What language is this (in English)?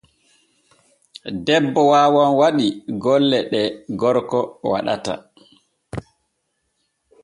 Borgu Fulfulde